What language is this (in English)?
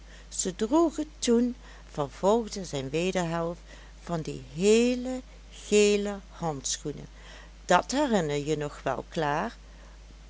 Dutch